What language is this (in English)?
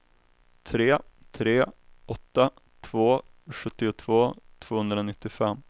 Swedish